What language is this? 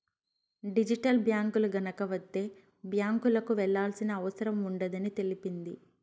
Telugu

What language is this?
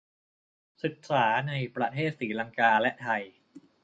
Thai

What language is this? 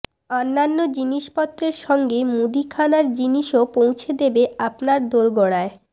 Bangla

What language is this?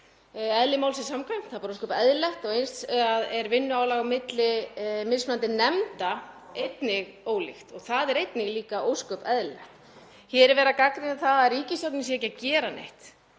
Icelandic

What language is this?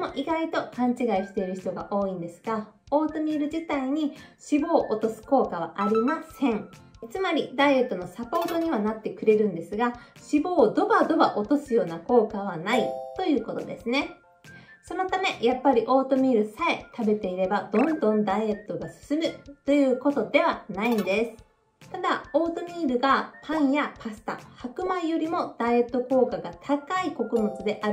Japanese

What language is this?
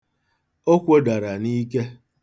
Igbo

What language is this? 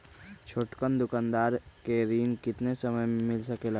Magahi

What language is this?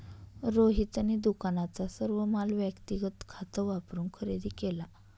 Marathi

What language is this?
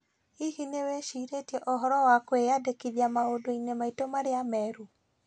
Kikuyu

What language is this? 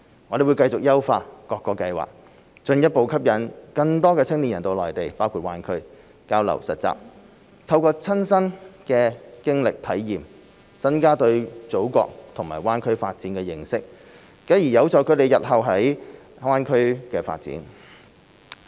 Cantonese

